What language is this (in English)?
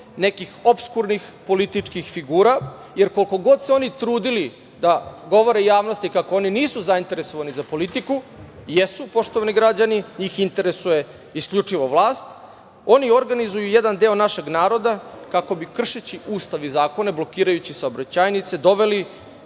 Serbian